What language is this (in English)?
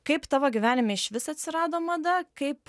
Lithuanian